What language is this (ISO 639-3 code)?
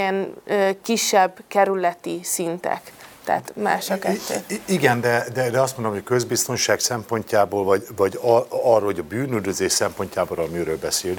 hun